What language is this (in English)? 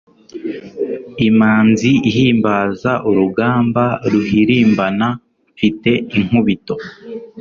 Kinyarwanda